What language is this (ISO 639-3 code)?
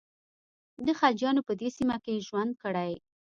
pus